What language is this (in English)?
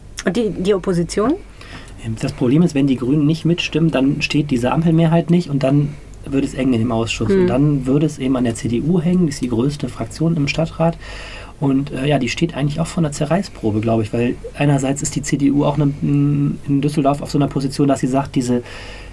German